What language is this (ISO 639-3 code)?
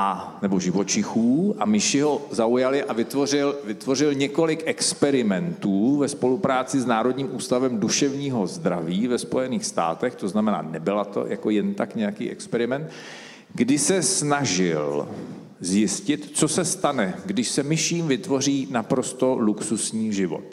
ces